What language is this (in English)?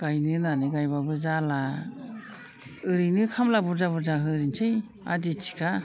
Bodo